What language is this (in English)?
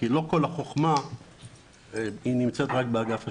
Hebrew